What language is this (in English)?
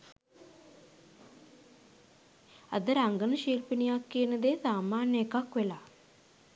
Sinhala